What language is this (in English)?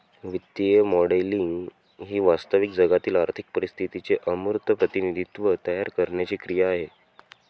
Marathi